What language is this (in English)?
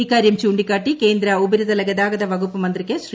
Malayalam